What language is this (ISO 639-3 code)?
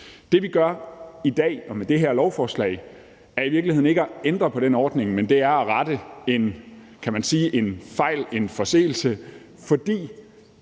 dan